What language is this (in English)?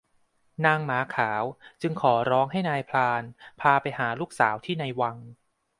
Thai